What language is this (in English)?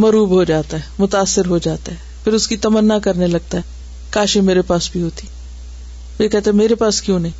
Urdu